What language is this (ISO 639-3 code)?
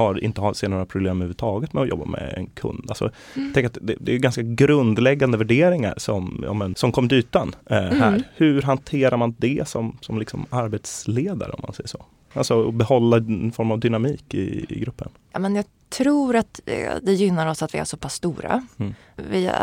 swe